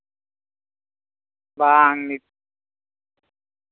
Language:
Santali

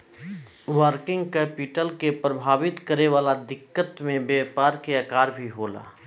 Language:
Bhojpuri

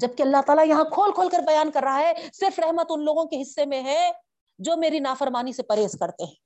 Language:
Urdu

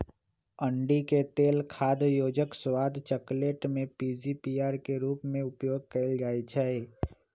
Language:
Magahi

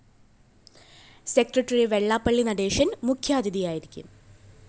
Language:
Malayalam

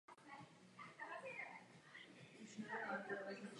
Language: Czech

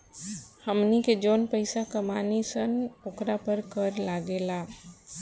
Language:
Bhojpuri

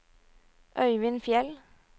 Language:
Norwegian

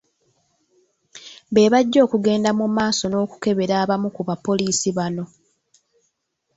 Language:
Ganda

